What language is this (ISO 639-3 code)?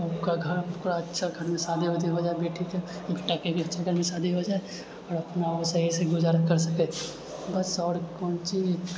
mai